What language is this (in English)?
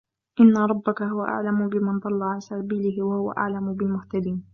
Arabic